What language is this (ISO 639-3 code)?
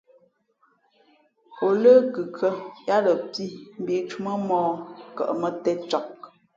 fmp